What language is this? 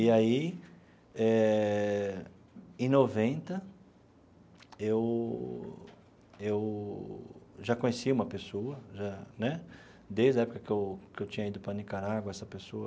Portuguese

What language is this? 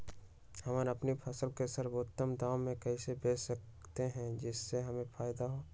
Magahi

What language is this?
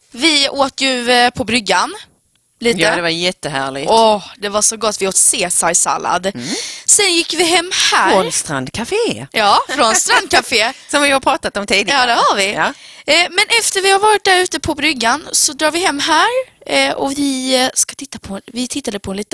Swedish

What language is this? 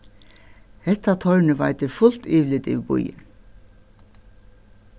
Faroese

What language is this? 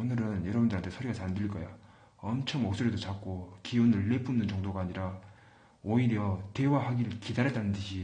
Korean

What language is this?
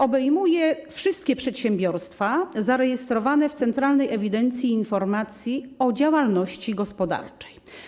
Polish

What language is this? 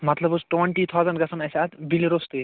Kashmiri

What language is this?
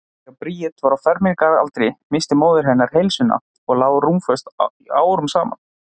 Icelandic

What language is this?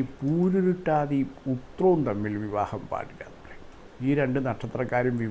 English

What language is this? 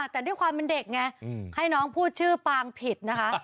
Thai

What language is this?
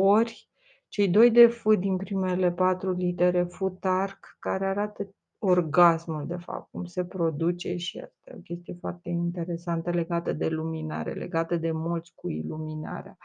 Romanian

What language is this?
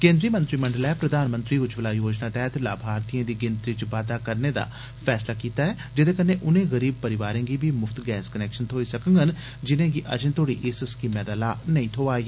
Dogri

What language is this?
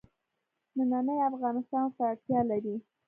Pashto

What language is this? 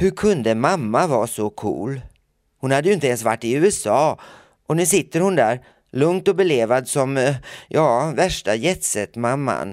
Swedish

